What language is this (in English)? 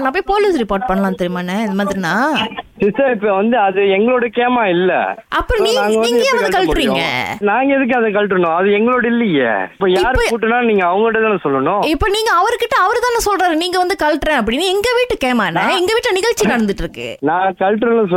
Tamil